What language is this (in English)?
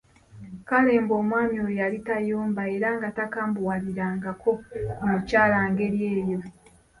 Ganda